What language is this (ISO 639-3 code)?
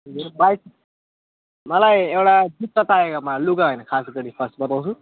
nep